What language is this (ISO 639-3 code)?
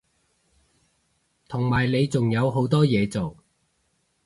yue